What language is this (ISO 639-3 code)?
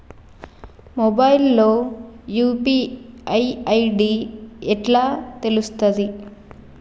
tel